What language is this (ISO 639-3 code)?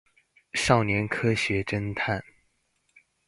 zho